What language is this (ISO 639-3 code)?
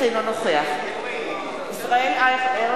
heb